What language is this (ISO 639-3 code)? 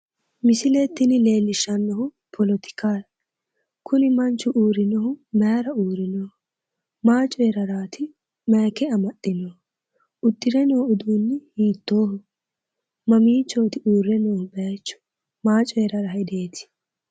sid